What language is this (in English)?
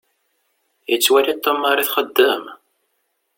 Kabyle